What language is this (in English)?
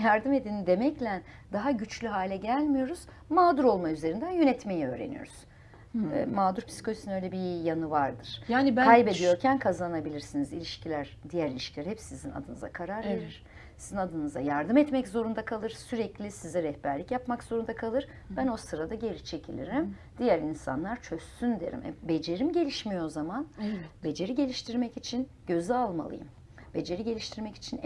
Turkish